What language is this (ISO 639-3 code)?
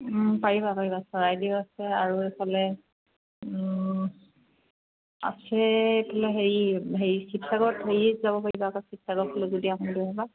asm